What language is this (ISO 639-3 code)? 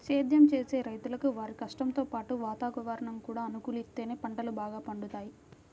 tel